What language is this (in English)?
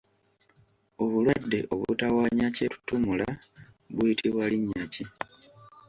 Ganda